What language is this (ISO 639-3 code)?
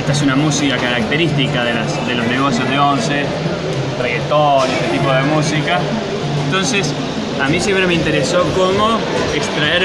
spa